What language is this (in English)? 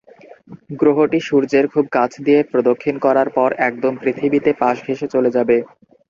Bangla